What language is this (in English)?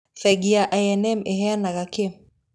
Kikuyu